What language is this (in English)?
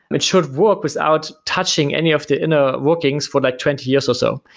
English